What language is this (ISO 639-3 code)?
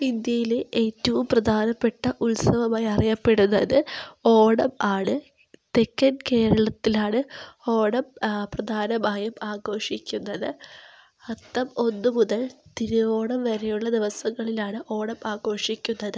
mal